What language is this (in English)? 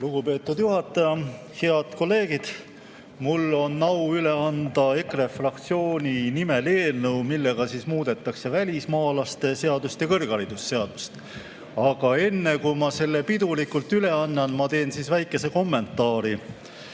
Estonian